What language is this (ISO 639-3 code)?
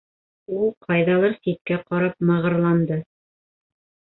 bak